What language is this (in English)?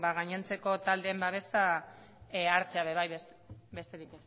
Basque